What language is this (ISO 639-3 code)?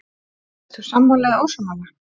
isl